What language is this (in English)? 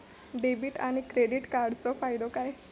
Marathi